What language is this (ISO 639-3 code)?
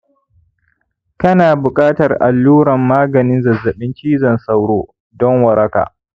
hau